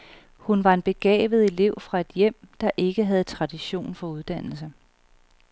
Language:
Danish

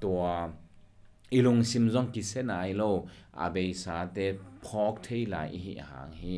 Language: Thai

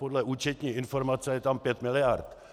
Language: Czech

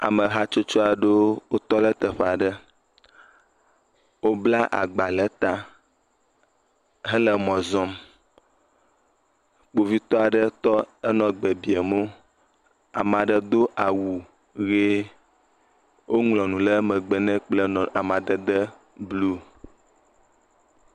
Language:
Ewe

